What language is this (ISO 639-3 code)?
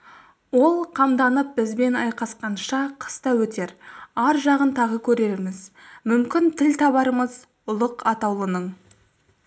kaz